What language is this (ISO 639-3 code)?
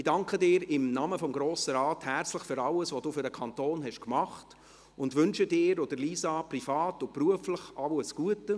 gsw